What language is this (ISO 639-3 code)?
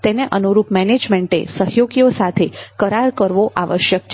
guj